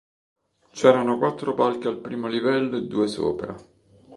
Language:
Italian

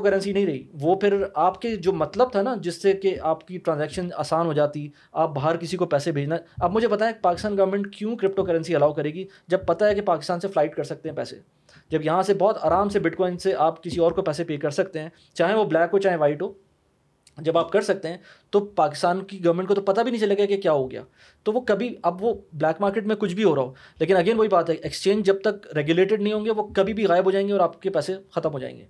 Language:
Urdu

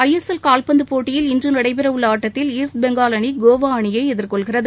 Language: Tamil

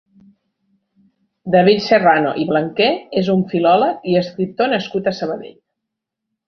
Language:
Catalan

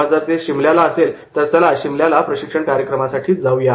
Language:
Marathi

